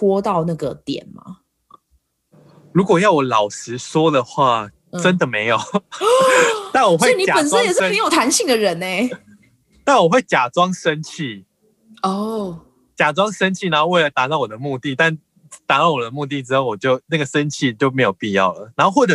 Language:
Chinese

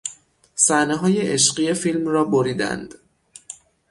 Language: Persian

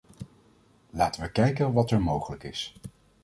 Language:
Dutch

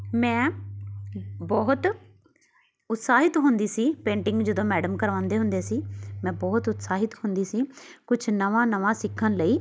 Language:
Punjabi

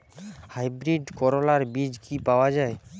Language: Bangla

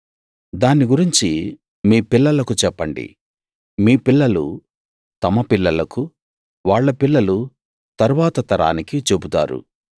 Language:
Telugu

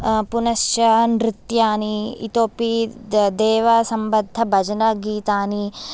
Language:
Sanskrit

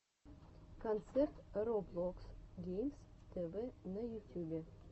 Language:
Russian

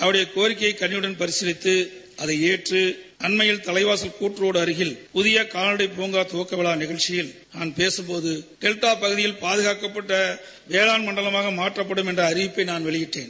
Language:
Tamil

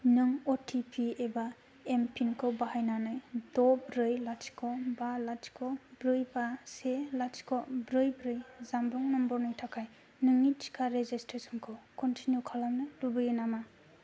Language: Bodo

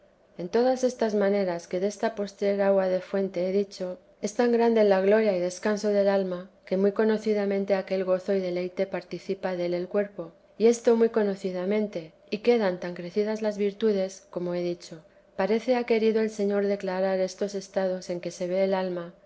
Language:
Spanish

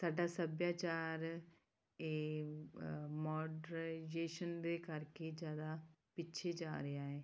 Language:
Punjabi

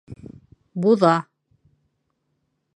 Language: Bashkir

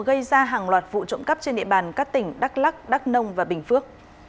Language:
Vietnamese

